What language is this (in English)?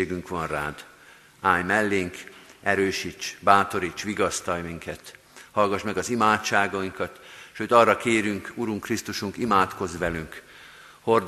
Hungarian